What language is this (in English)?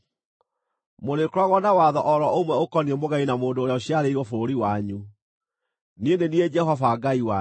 Kikuyu